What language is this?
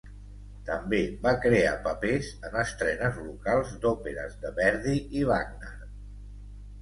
Catalan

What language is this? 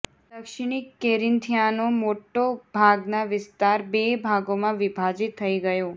Gujarati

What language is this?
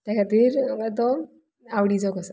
Konkani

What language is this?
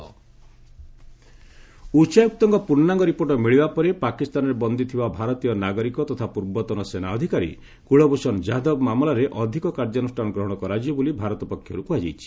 Odia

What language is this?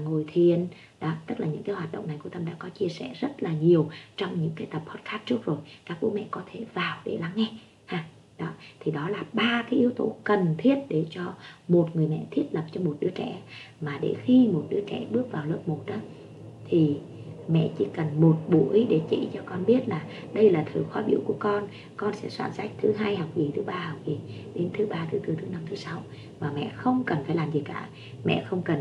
Vietnamese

